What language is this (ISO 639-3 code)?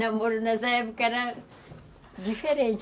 por